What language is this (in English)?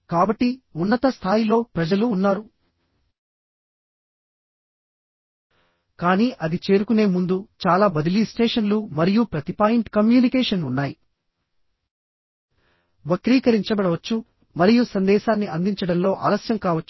Telugu